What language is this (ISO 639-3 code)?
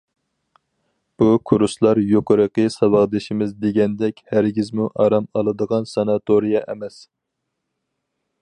uig